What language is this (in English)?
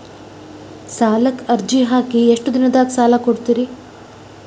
Kannada